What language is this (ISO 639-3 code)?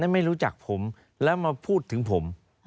tha